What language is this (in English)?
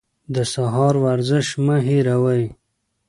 Pashto